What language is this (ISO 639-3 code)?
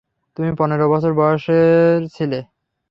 ben